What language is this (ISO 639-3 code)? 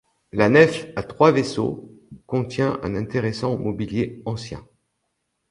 fra